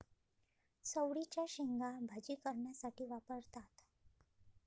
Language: Marathi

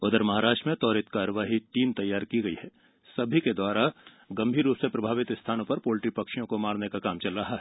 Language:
Hindi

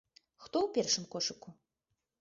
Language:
Belarusian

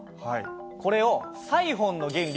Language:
Japanese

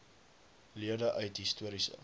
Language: Afrikaans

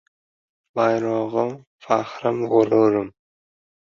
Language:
Uzbek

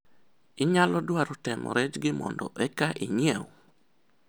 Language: Luo (Kenya and Tanzania)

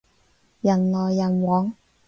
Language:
Cantonese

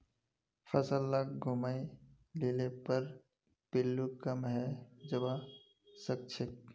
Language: Magahi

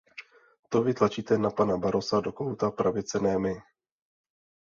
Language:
Czech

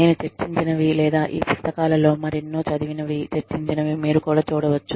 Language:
Telugu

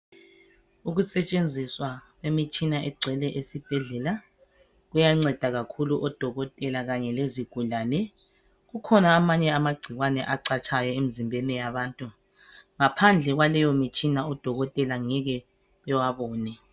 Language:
North Ndebele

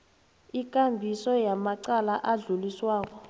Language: South Ndebele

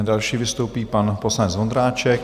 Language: Czech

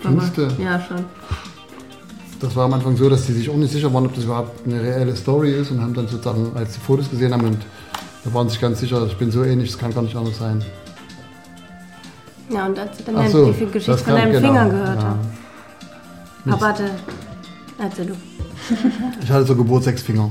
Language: German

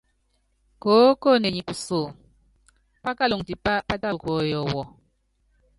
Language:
Yangben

